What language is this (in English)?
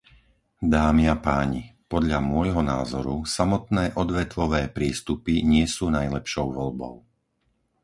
Slovak